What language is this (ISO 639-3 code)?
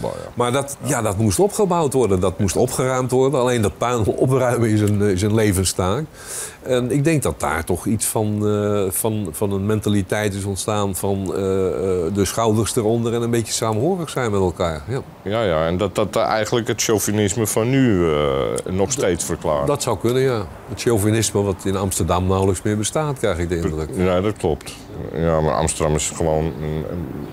nld